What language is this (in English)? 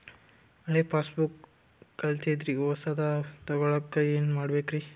Kannada